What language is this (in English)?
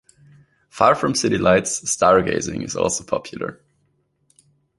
English